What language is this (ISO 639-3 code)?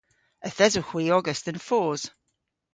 cor